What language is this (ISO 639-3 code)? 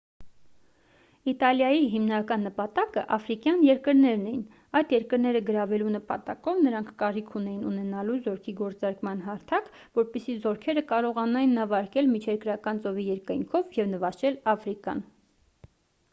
hye